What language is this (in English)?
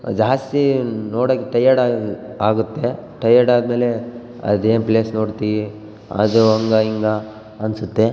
Kannada